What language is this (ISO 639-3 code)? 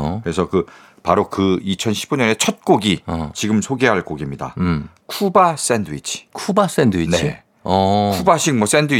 kor